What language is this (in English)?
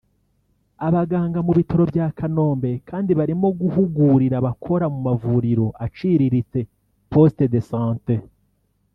Kinyarwanda